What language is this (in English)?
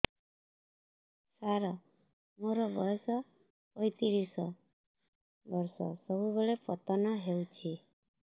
Odia